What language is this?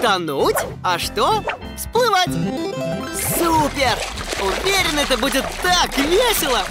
Russian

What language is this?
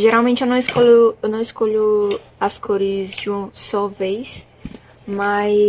Portuguese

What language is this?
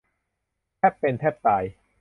Thai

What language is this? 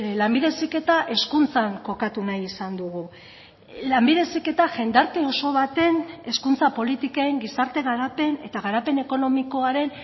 Basque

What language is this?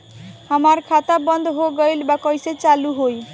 Bhojpuri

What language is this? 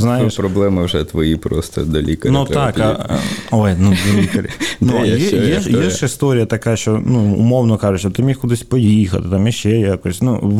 Ukrainian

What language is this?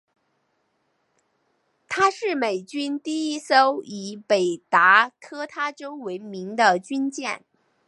Chinese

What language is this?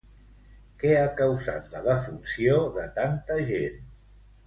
Catalan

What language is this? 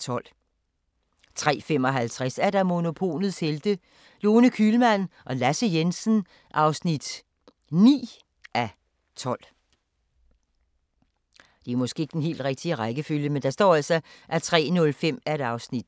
Danish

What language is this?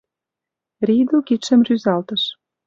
Mari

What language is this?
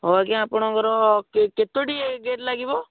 Odia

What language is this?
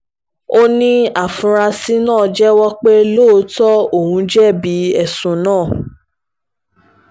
Yoruba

